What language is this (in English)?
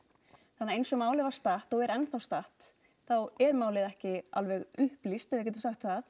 Icelandic